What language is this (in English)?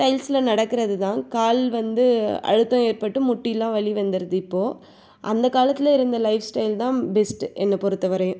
Tamil